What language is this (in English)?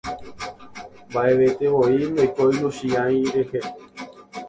Guarani